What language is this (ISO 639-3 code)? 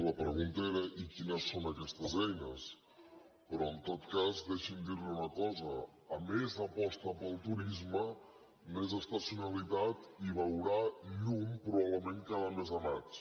cat